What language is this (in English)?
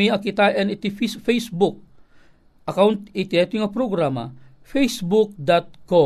Filipino